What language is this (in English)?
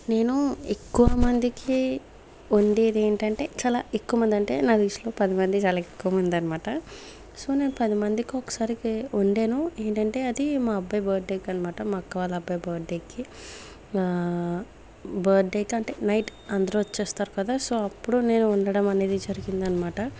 Telugu